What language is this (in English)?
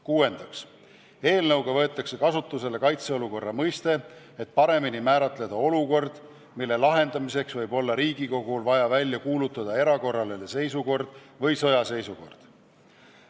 Estonian